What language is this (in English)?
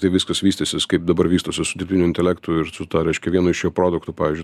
Lithuanian